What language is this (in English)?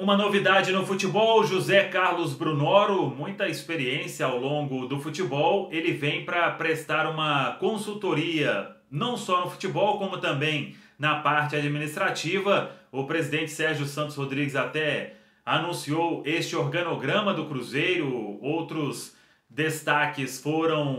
Portuguese